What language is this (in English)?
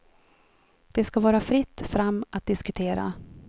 Swedish